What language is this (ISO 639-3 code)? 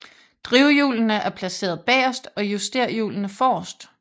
dan